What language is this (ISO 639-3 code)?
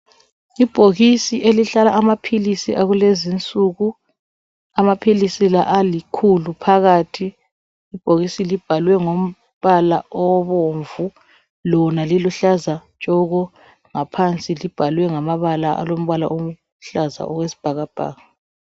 nde